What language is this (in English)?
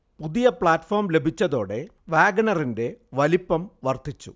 Malayalam